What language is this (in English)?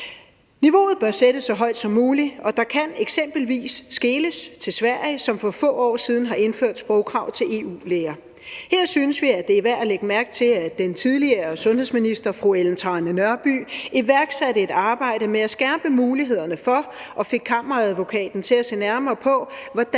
Danish